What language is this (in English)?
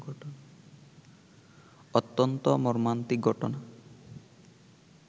Bangla